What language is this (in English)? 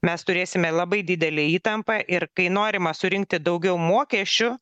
Lithuanian